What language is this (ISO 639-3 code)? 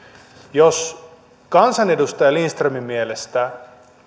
fin